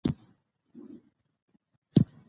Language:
Pashto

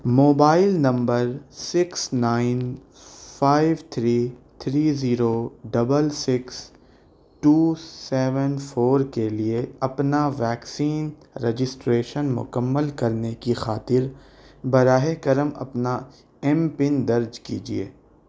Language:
Urdu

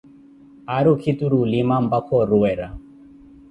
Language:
Koti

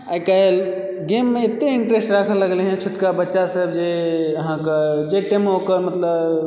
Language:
Maithili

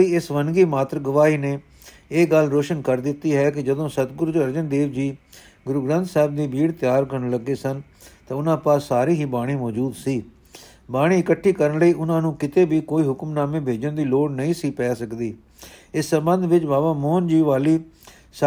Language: Punjabi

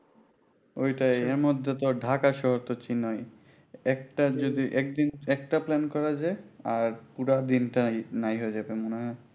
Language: Bangla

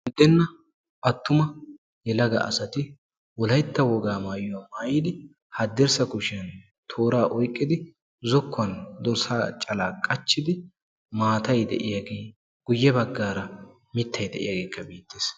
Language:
Wolaytta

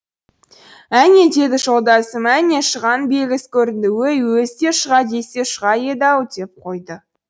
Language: Kazakh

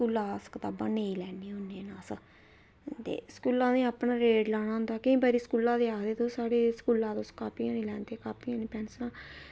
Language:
Dogri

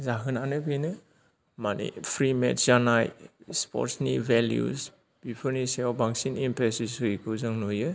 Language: Bodo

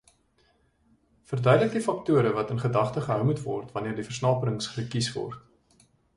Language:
Afrikaans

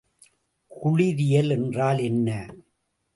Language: Tamil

